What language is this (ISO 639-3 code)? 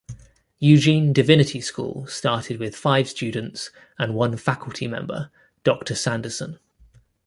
eng